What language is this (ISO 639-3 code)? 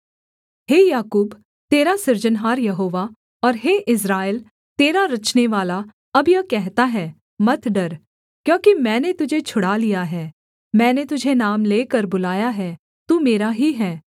hin